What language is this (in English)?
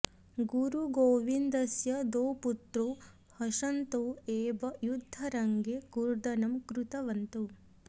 Sanskrit